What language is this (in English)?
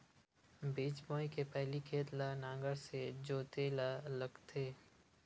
Chhattisgarhi